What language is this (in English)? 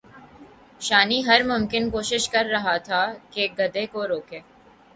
Urdu